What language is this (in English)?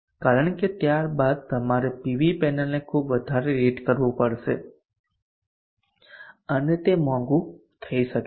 Gujarati